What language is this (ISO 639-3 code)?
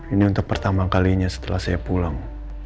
ind